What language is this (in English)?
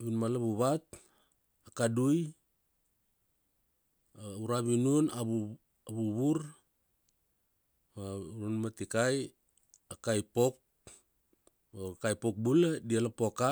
Kuanua